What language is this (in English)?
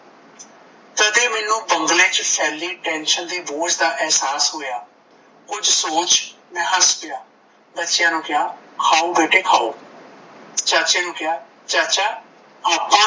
Punjabi